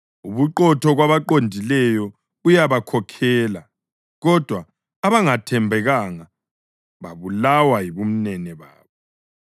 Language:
North Ndebele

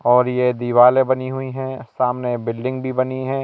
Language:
Hindi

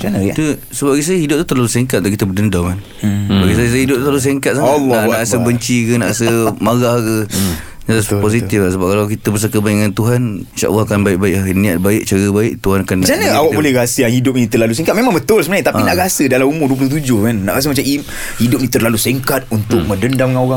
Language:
Malay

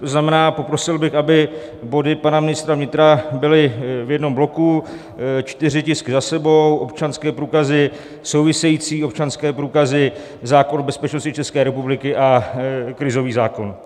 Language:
Czech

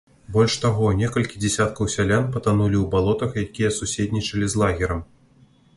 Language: Belarusian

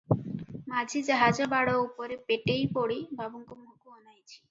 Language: Odia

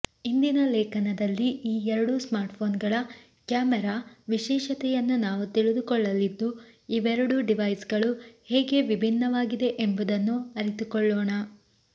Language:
Kannada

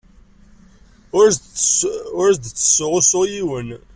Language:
Kabyle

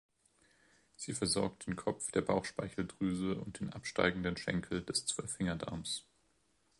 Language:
German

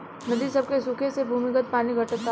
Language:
Bhojpuri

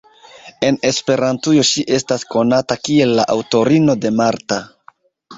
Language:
Esperanto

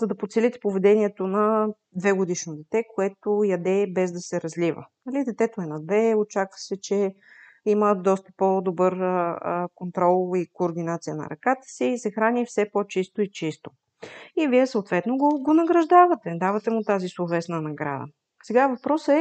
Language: Bulgarian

